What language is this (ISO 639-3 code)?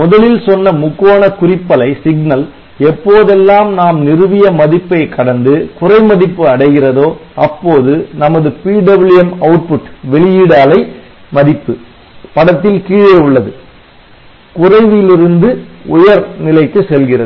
tam